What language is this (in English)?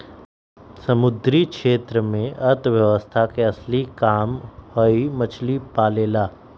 Magahi